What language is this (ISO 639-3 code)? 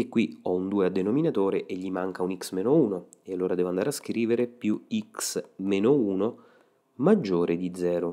ita